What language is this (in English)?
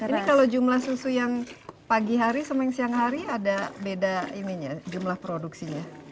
Indonesian